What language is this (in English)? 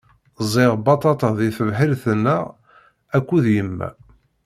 Kabyle